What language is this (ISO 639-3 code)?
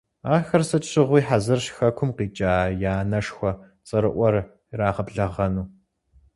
kbd